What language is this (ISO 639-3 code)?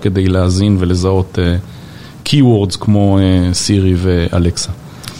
heb